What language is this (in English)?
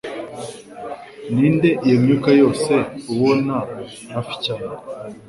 Kinyarwanda